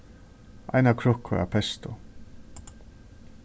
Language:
Faroese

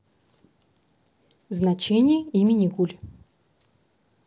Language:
Russian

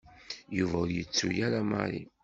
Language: Kabyle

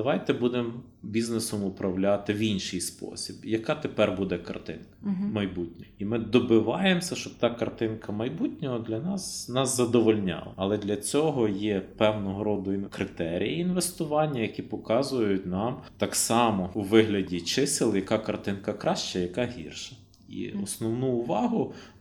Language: Ukrainian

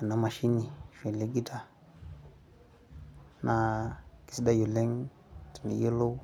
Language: Masai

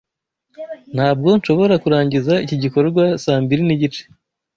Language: Kinyarwanda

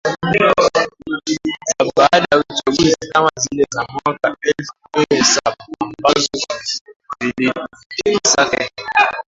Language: Swahili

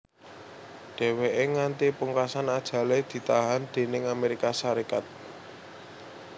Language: Javanese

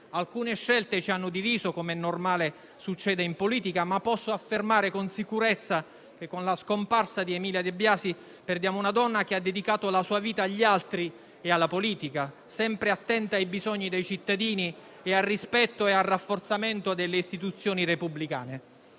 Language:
Italian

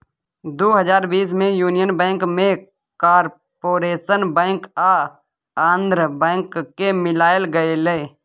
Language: Maithili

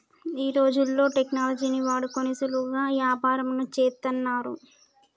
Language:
Telugu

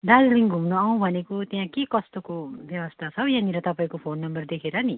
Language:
Nepali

